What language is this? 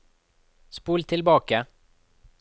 Norwegian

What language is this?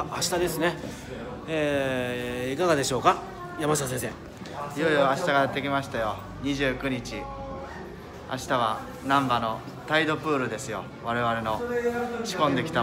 Japanese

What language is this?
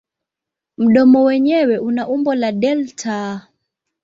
Swahili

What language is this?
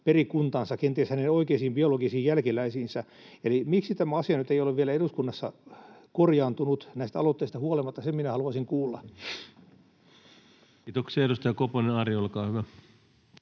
Finnish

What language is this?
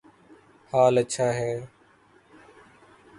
Urdu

